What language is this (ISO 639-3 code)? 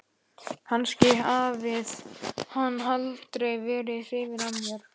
isl